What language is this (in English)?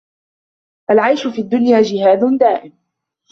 Arabic